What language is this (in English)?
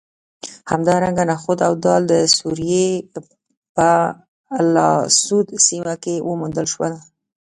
Pashto